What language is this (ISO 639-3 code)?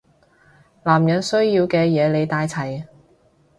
yue